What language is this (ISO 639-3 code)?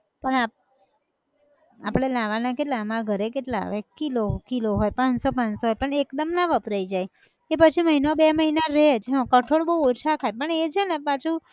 guj